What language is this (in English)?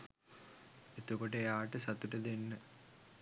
Sinhala